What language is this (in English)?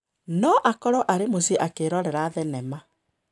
Kikuyu